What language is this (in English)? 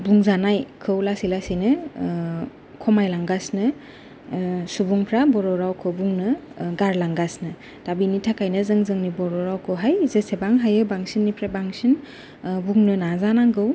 Bodo